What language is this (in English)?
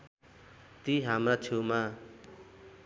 Nepali